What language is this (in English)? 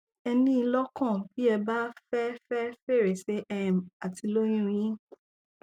Yoruba